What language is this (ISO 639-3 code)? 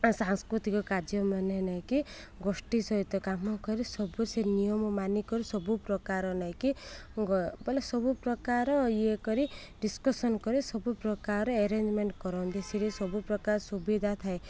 ori